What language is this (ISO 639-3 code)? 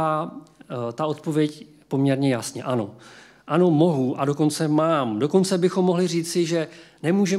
ces